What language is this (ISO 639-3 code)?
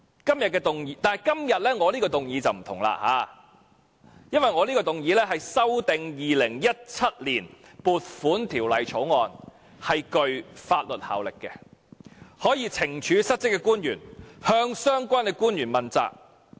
yue